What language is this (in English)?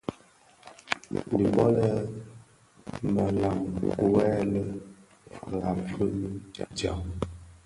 Bafia